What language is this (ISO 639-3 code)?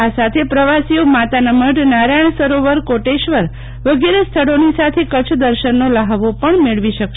guj